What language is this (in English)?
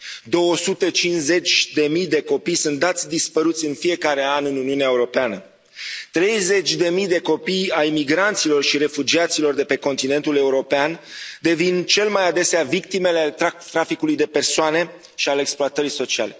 Romanian